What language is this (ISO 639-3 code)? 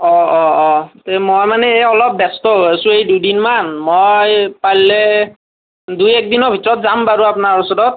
asm